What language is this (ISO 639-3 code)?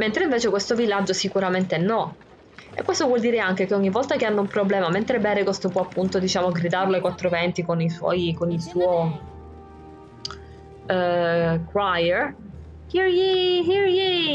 ita